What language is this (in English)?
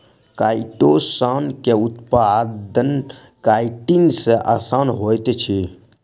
Maithili